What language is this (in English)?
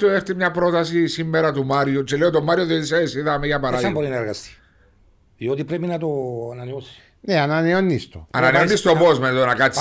Greek